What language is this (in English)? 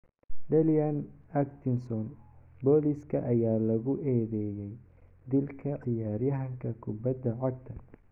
Somali